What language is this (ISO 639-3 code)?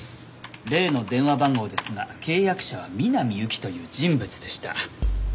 jpn